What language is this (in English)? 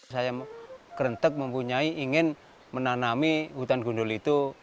Indonesian